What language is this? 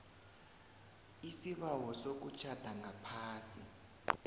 South Ndebele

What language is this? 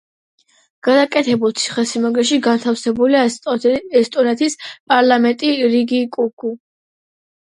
Georgian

